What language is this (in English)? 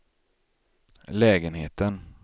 Swedish